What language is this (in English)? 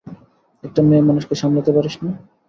Bangla